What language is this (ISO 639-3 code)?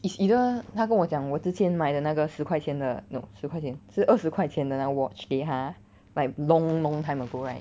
eng